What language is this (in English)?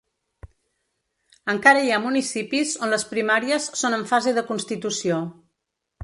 Catalan